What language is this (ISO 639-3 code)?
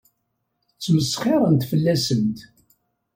kab